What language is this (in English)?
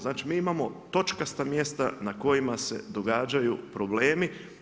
Croatian